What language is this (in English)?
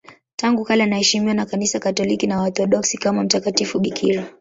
Swahili